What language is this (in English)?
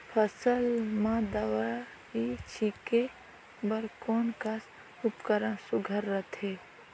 Chhattisgarhi